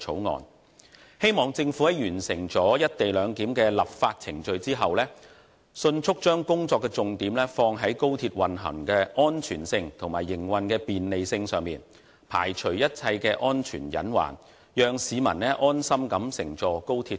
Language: Cantonese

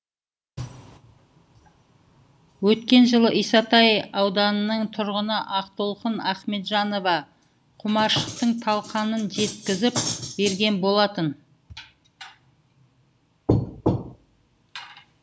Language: Kazakh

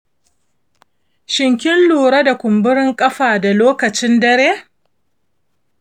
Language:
Hausa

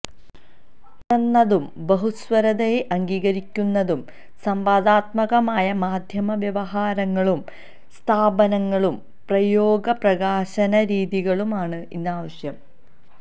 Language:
Malayalam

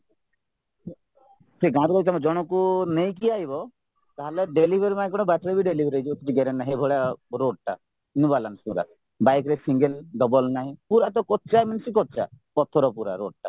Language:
Odia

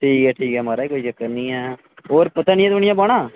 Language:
Dogri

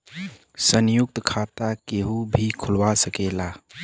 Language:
Bhojpuri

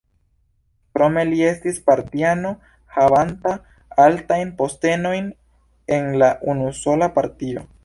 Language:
Esperanto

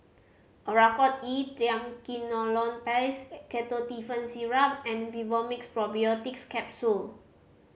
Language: English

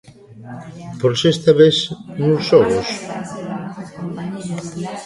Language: Galician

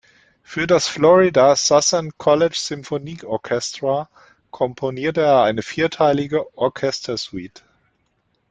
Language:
German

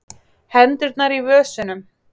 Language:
Icelandic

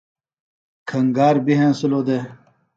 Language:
Phalura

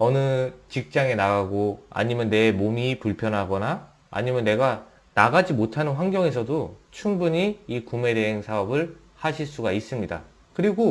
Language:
Korean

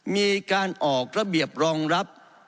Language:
Thai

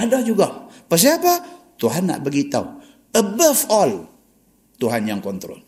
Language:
Malay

